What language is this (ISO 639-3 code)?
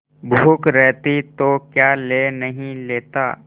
hin